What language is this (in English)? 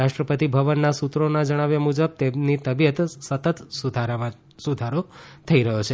Gujarati